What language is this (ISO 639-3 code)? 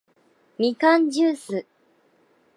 jpn